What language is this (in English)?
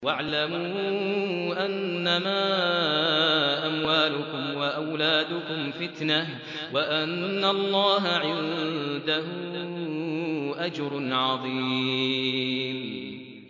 Arabic